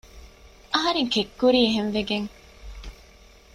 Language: Divehi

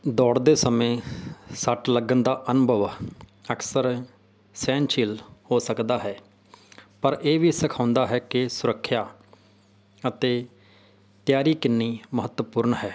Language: Punjabi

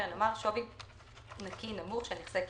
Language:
Hebrew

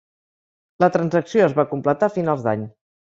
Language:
Catalan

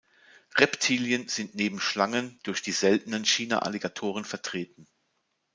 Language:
German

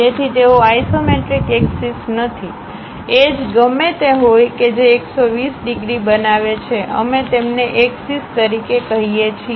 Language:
Gujarati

